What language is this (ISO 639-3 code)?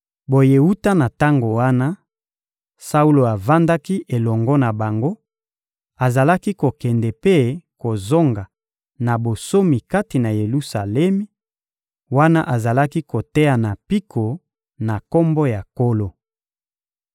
lin